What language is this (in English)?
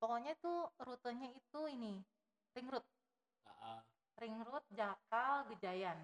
Indonesian